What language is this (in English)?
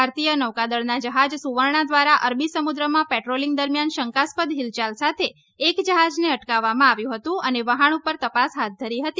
Gujarati